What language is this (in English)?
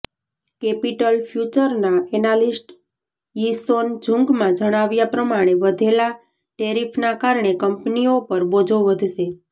Gujarati